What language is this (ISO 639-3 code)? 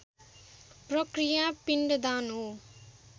nep